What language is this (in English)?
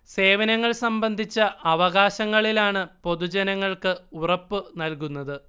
Malayalam